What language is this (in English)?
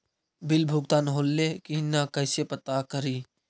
Magahi